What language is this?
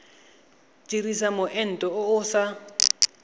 Tswana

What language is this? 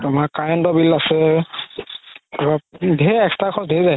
Assamese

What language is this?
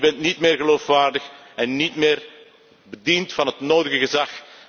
Dutch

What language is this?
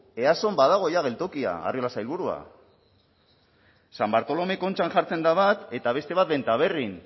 Basque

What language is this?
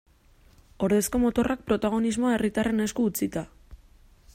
Basque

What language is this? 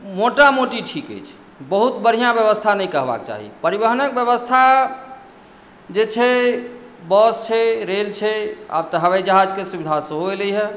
Maithili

